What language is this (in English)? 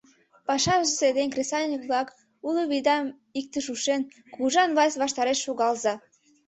Mari